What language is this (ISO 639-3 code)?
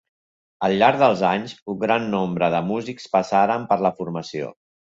cat